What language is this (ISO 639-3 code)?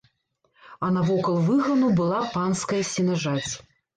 bel